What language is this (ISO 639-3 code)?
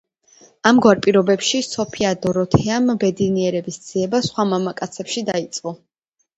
kat